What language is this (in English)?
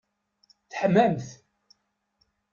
Kabyle